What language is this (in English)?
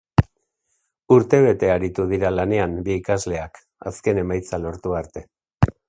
Basque